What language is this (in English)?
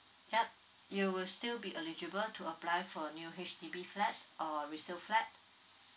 English